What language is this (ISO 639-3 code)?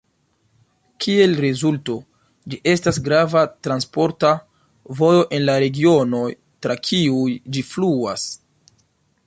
epo